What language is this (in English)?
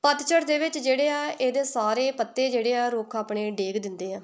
Punjabi